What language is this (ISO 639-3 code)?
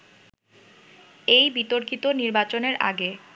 ben